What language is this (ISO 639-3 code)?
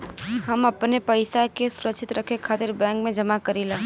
bho